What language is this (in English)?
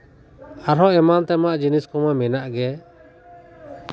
Santali